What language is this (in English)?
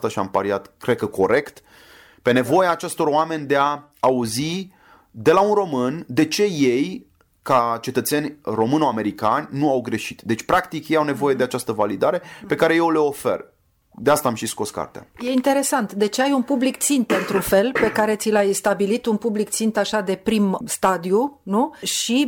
Romanian